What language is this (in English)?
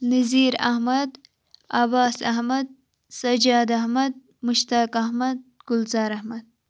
Kashmiri